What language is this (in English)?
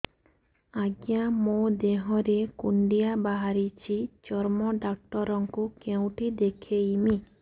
Odia